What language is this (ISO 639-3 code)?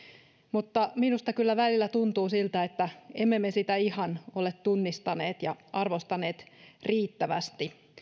fin